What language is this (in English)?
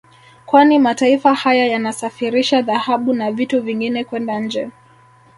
Swahili